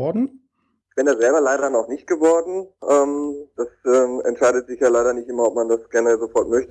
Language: German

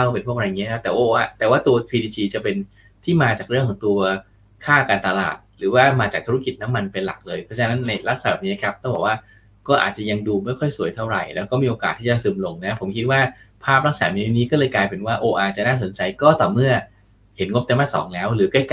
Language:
Thai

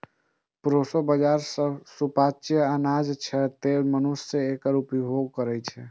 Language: Maithili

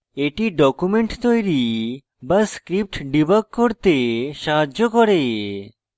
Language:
Bangla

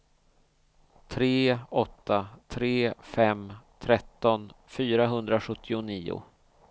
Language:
Swedish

